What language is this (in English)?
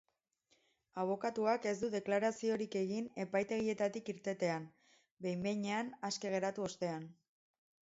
Basque